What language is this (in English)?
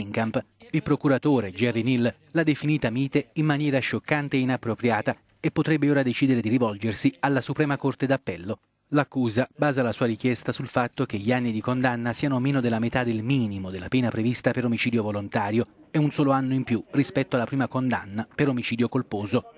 Italian